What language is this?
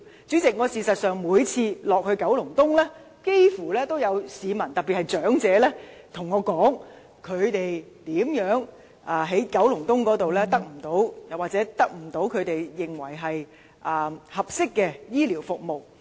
Cantonese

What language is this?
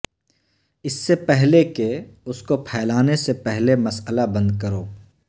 Urdu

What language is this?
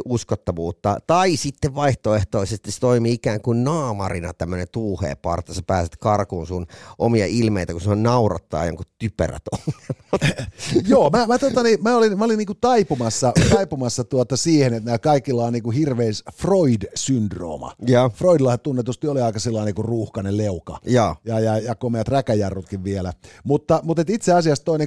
Finnish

